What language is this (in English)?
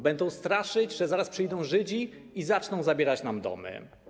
Polish